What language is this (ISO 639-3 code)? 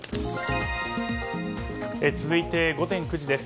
jpn